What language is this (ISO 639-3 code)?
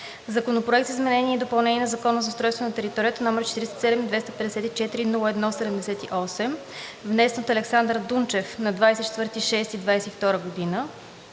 bul